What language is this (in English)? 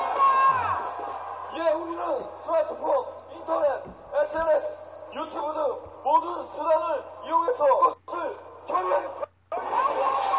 Korean